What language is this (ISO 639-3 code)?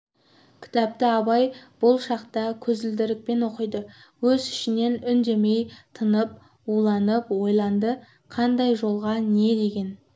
kaz